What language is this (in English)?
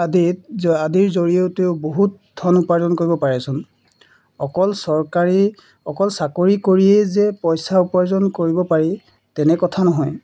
Assamese